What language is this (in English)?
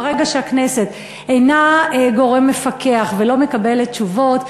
Hebrew